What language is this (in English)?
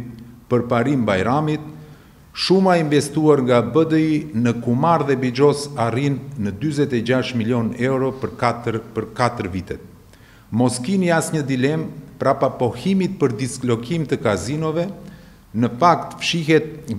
Romanian